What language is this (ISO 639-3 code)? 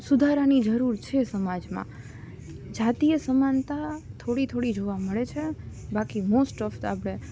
guj